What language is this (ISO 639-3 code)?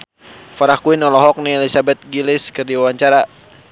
sun